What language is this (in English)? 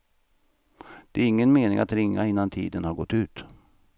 Swedish